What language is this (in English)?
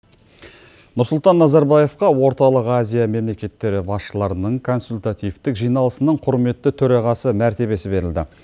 Kazakh